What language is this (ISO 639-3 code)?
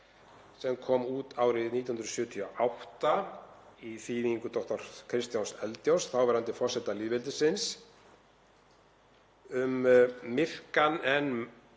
isl